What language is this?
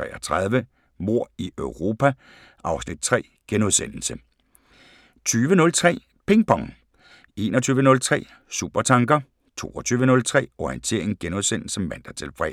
Danish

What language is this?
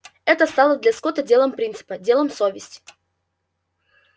Russian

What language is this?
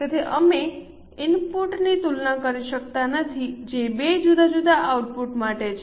Gujarati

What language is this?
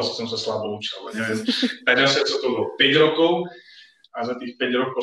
Slovak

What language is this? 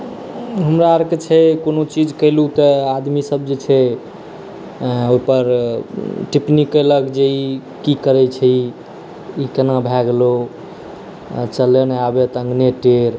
Maithili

